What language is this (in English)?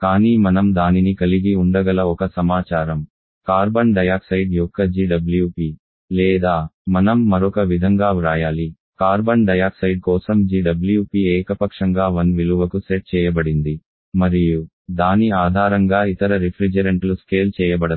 Telugu